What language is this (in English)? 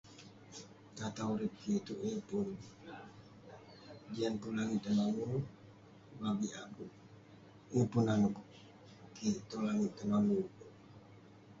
Western Penan